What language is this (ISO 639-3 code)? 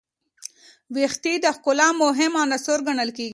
pus